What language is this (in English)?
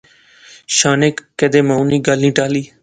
Pahari-Potwari